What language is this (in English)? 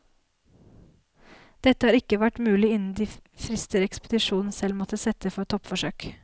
Norwegian